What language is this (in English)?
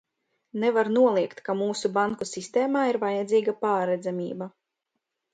Latvian